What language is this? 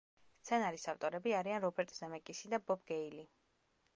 Georgian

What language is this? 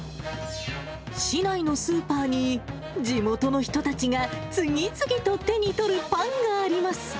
Japanese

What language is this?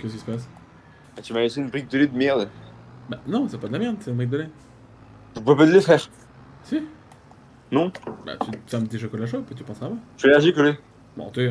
French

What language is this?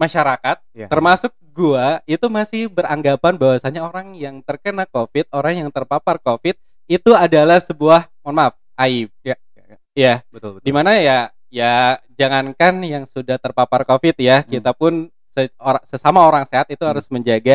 Indonesian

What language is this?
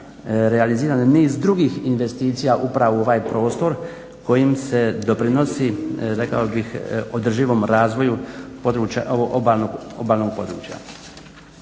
Croatian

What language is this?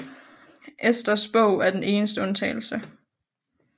Danish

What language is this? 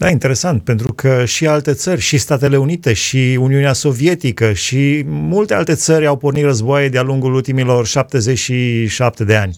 Romanian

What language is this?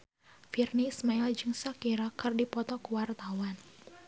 Sundanese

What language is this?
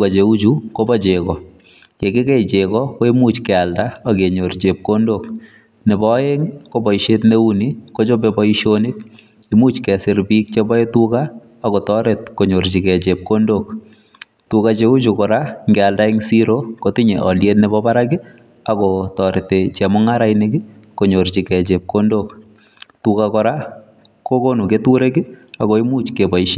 Kalenjin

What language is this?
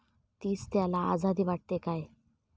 Marathi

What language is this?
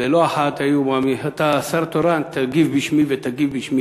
Hebrew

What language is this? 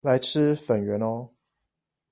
Chinese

